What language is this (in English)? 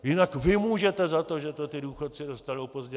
Czech